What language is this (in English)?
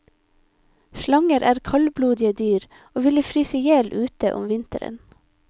Norwegian